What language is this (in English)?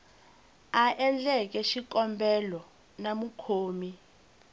Tsonga